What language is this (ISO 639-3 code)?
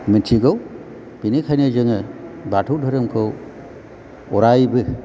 brx